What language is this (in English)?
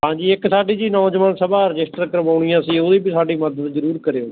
Punjabi